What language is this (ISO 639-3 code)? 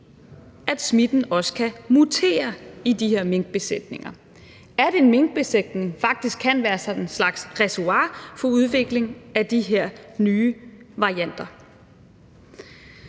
dan